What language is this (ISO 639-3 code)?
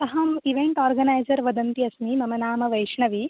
san